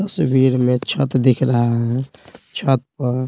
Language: Hindi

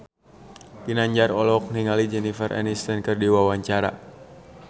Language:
Sundanese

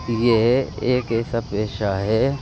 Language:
Urdu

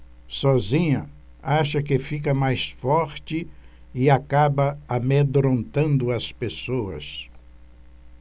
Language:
Portuguese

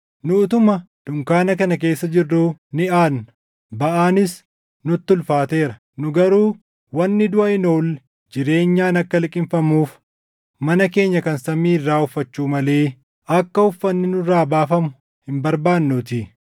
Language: Oromo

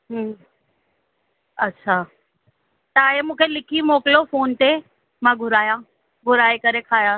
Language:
Sindhi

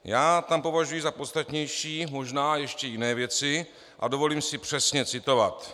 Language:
Czech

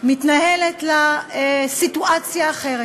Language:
Hebrew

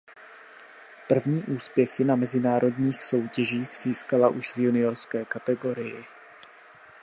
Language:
Czech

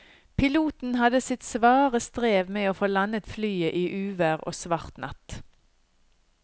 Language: Norwegian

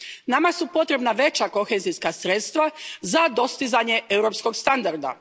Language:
Croatian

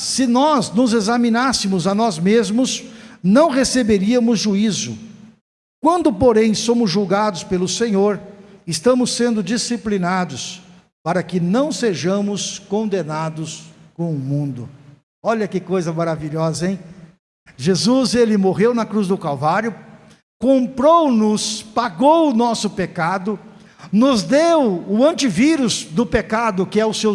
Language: Portuguese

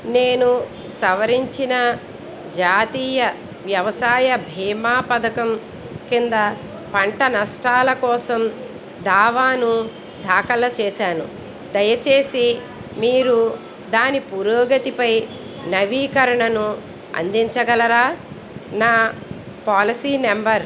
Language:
Telugu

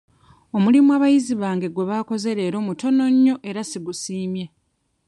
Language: Ganda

